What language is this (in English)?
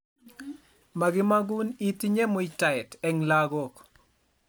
Kalenjin